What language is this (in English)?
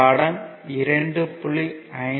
Tamil